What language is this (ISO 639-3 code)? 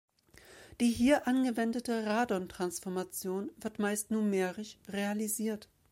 deu